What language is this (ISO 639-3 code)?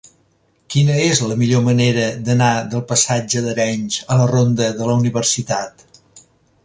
cat